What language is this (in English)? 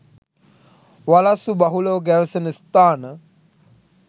Sinhala